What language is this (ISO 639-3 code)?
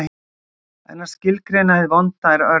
isl